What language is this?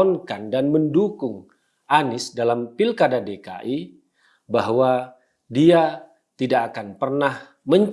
Indonesian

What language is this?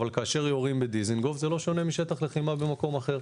Hebrew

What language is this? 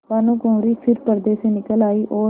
Hindi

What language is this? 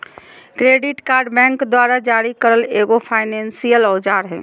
Magahi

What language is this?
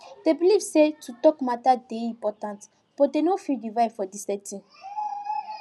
Nigerian Pidgin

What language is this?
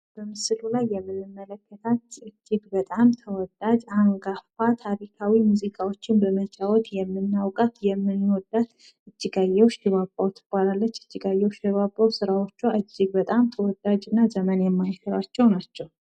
Amharic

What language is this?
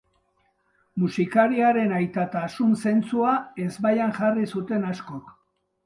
Basque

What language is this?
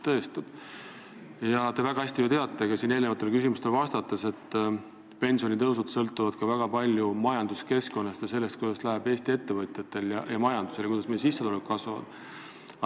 Estonian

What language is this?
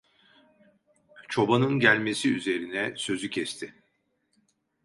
Turkish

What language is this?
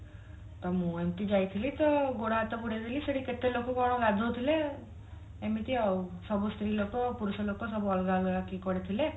Odia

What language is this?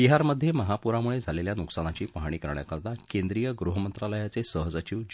Marathi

